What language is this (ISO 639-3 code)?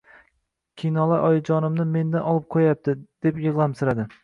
uzb